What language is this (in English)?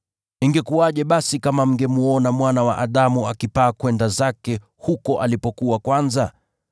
Swahili